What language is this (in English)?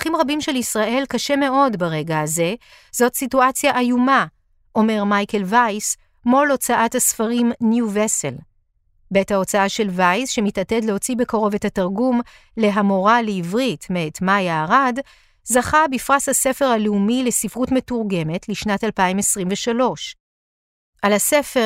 Hebrew